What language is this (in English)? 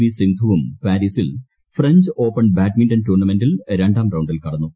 Malayalam